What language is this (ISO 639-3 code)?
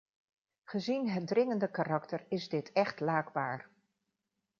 nld